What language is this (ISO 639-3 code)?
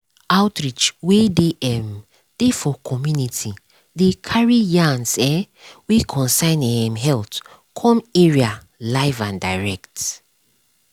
pcm